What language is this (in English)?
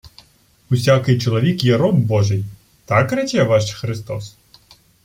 Ukrainian